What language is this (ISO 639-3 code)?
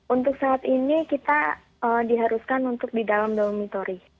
ind